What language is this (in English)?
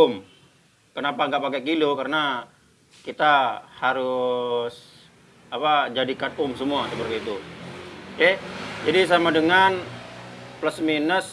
Indonesian